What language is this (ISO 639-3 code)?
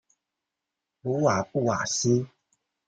zho